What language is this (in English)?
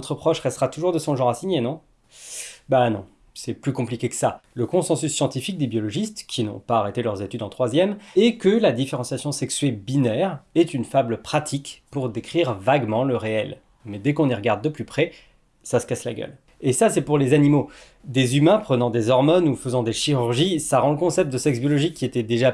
French